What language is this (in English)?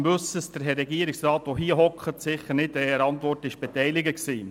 Swiss German